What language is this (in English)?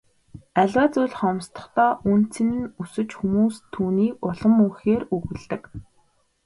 Mongolian